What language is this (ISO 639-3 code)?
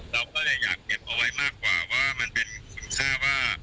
tha